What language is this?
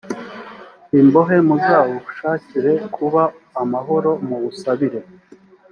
Kinyarwanda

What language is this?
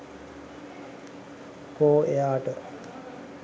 Sinhala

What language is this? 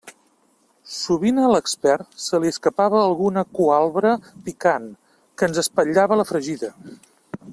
Catalan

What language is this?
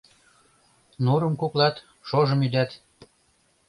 Mari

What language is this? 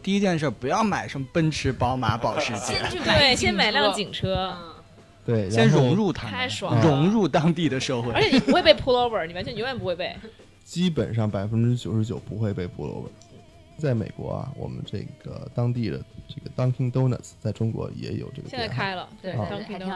Chinese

